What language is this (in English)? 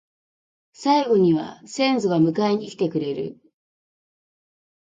Japanese